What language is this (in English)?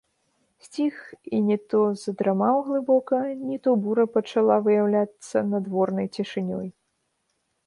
Belarusian